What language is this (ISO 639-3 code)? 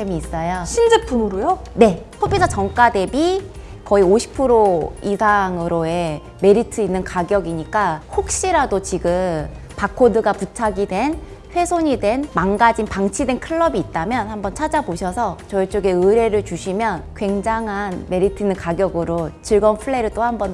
kor